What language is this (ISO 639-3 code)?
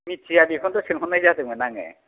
brx